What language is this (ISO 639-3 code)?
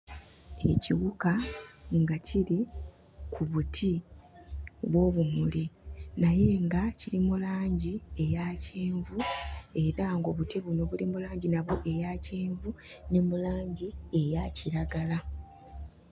lug